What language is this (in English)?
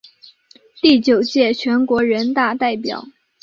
Chinese